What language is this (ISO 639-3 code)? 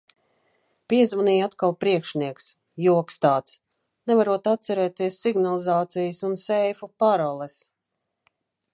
lav